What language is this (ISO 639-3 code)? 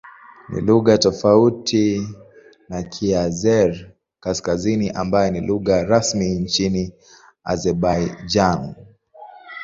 swa